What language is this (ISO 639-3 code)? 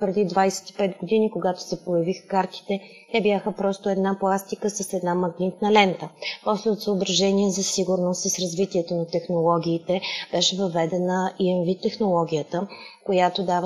bul